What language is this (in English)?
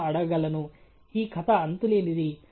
Telugu